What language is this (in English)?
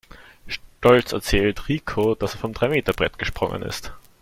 German